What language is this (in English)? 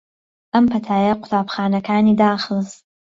Central Kurdish